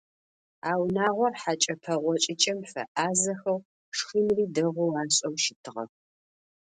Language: Adyghe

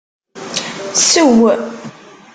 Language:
Kabyle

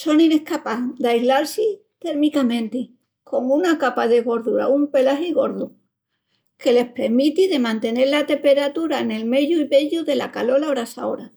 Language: Extremaduran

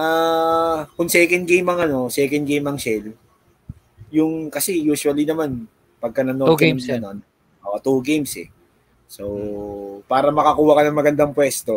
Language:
Filipino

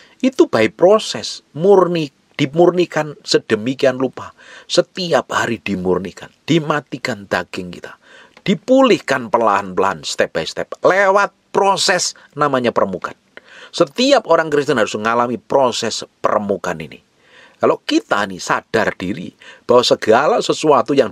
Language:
Indonesian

